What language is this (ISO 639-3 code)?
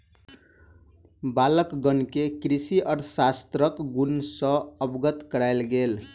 mai